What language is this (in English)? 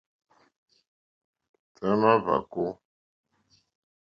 Mokpwe